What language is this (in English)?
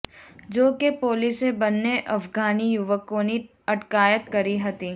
Gujarati